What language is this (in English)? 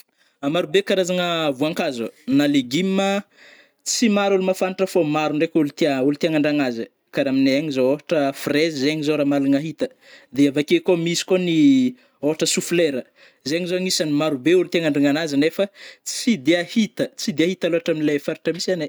Northern Betsimisaraka Malagasy